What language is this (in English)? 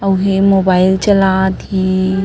Chhattisgarhi